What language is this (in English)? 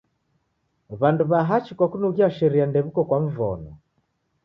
Taita